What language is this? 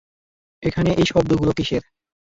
Bangla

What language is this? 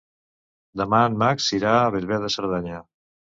Catalan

